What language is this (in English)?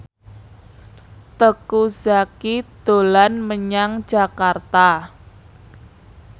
Javanese